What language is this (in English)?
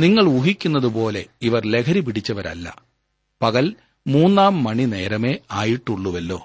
Malayalam